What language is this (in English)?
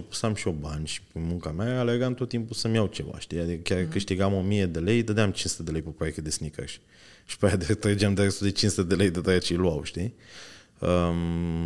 Romanian